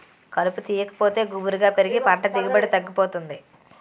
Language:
Telugu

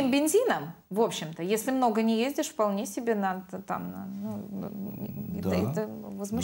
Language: Russian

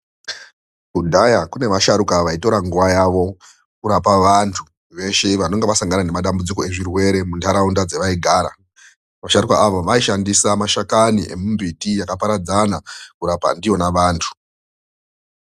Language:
Ndau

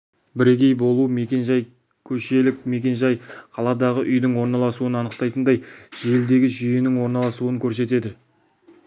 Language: Kazakh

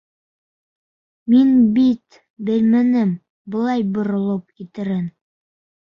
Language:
Bashkir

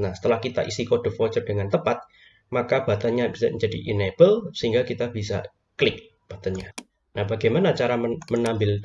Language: Indonesian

